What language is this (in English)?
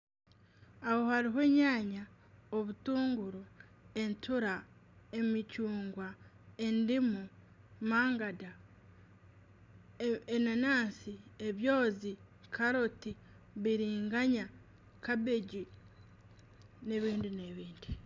Nyankole